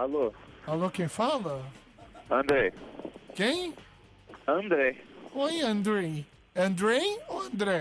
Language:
Portuguese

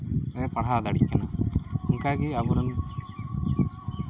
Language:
Santali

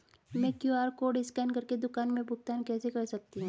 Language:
Hindi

